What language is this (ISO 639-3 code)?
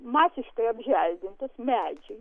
lit